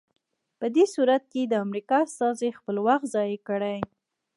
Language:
Pashto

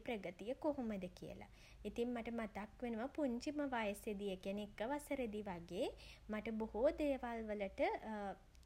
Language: Sinhala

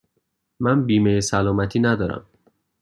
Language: Persian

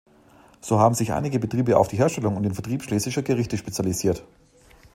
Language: German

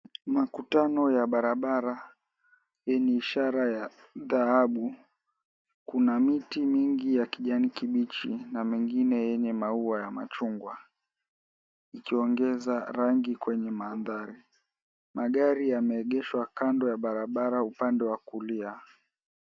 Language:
Swahili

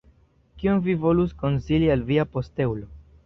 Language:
Esperanto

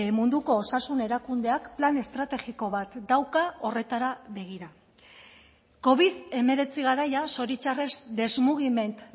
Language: Basque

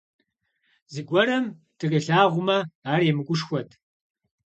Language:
Kabardian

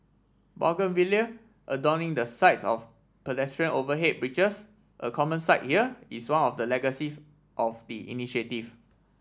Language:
English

